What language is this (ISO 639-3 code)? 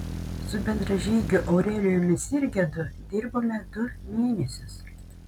lit